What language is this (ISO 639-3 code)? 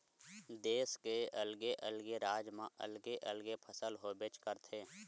hne